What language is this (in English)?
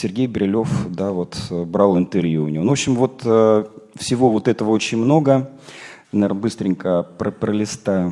Russian